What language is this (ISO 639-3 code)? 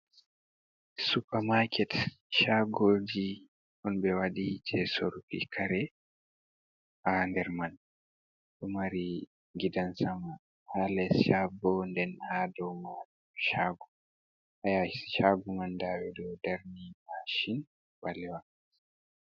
ful